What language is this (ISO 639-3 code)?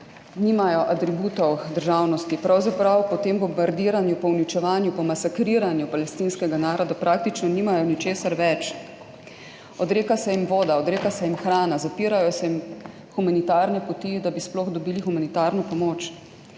slv